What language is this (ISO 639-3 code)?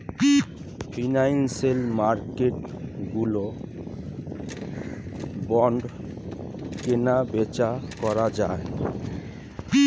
ben